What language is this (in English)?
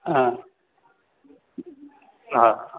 Sindhi